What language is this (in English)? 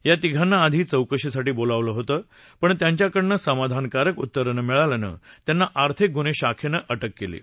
Marathi